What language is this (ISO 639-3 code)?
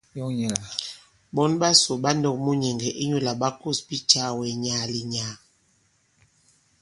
abb